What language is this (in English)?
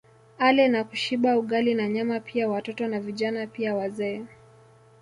Swahili